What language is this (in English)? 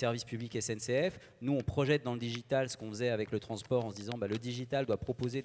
French